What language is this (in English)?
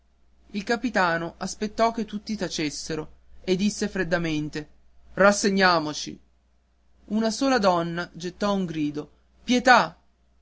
Italian